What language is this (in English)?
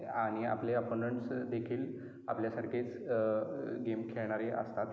Marathi